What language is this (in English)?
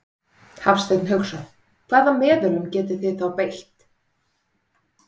Icelandic